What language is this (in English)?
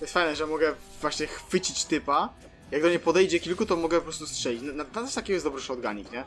Polish